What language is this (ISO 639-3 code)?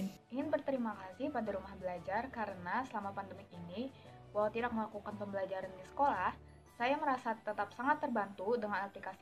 ind